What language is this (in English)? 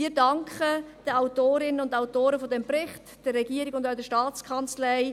Swiss German